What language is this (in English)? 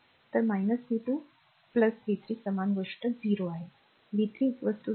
Marathi